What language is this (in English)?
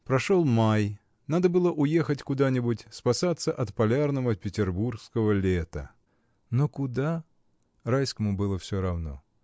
Russian